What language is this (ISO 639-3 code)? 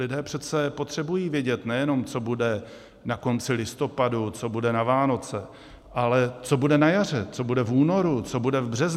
ces